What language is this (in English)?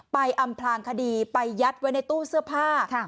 Thai